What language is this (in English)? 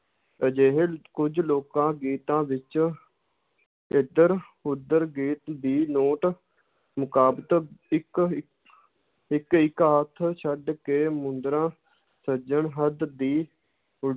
Punjabi